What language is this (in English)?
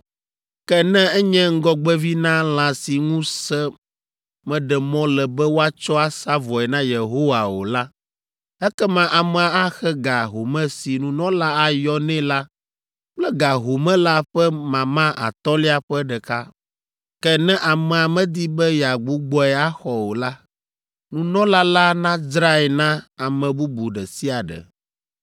Ewe